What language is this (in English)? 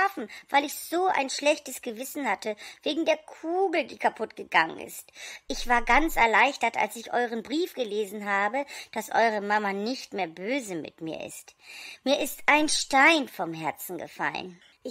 German